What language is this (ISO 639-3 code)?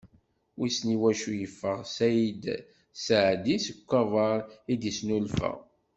kab